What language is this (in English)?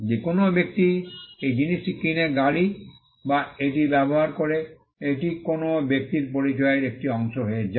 Bangla